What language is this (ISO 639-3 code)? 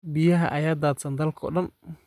som